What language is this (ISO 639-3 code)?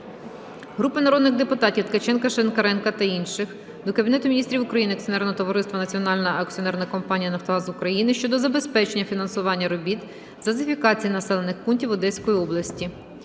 ukr